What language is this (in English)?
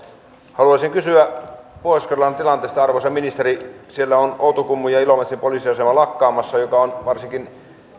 Finnish